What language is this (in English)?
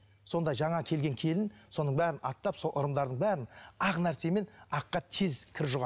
Kazakh